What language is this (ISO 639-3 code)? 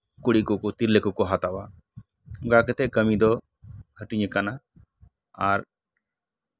sat